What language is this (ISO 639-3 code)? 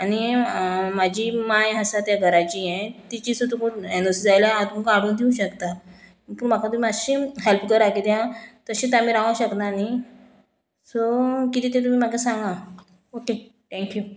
kok